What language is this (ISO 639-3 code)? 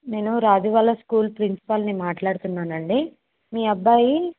tel